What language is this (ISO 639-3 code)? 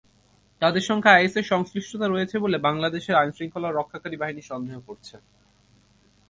ben